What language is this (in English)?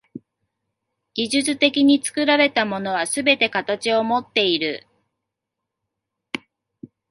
Japanese